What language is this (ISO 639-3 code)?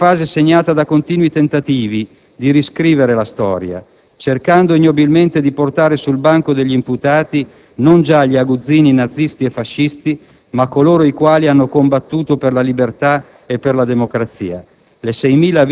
ita